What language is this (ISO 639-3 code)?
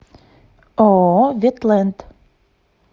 rus